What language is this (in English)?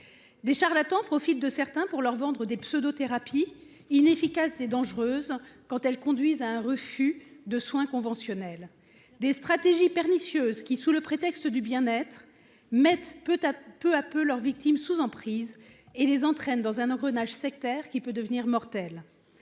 French